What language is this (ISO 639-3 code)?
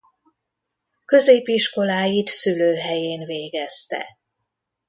hun